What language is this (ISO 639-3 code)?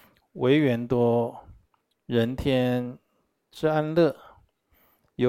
zho